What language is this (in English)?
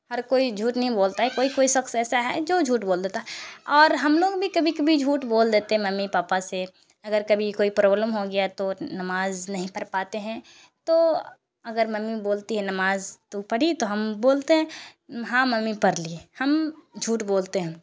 Urdu